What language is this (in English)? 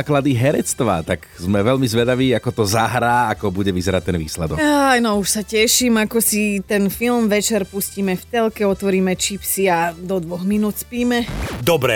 Slovak